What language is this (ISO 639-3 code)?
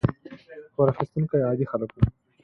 pus